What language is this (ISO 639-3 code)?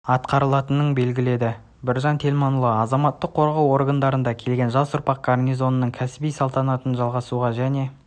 kaz